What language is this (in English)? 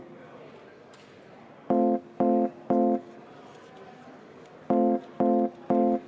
Estonian